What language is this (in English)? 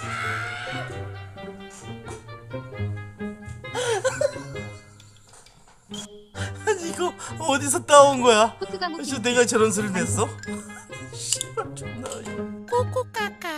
Korean